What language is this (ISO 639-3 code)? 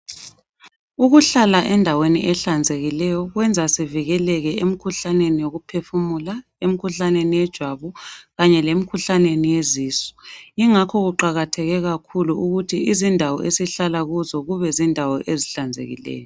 nde